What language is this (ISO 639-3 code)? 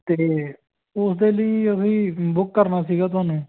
pan